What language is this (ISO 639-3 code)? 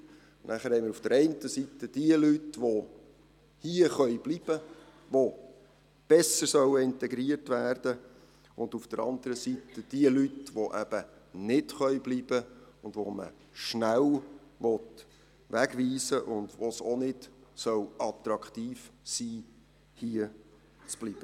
gsw